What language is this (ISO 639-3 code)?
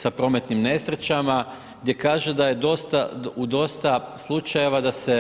hrv